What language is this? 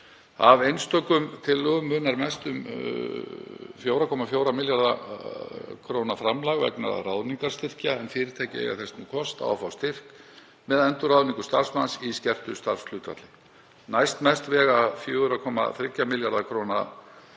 Icelandic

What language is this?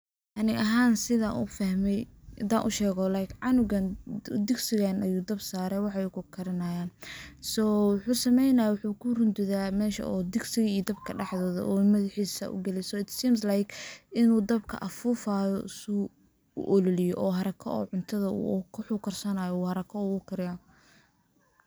Somali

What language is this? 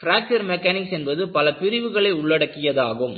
Tamil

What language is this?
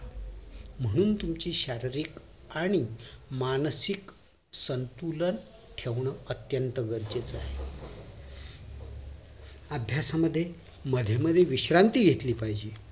Marathi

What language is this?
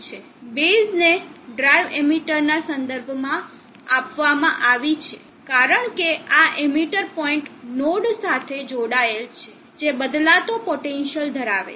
Gujarati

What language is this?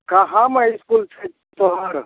Maithili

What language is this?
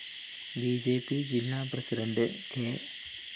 Malayalam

